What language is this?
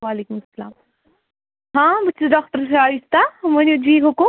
Kashmiri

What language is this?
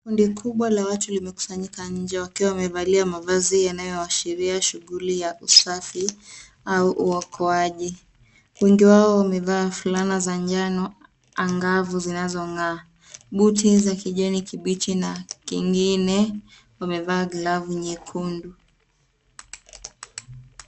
Swahili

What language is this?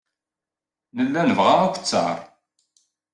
Kabyle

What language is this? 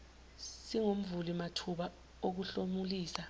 Zulu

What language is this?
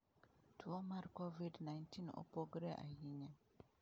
Luo (Kenya and Tanzania)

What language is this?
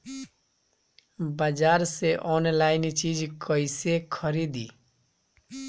Bhojpuri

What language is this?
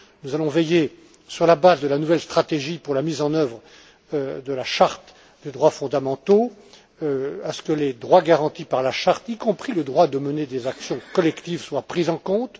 French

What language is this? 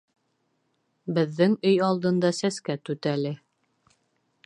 Bashkir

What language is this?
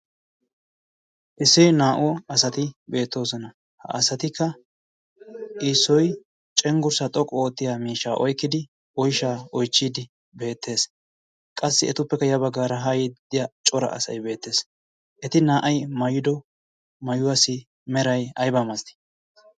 Wolaytta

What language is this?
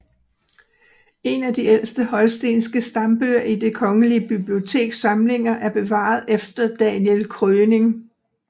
Danish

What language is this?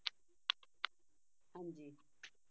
Punjabi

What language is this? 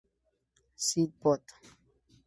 Spanish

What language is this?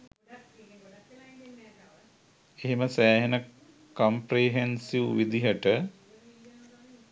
Sinhala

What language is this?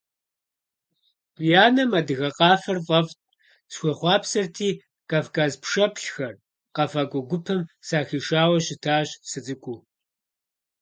Kabardian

